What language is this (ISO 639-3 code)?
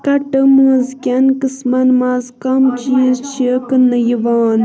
kas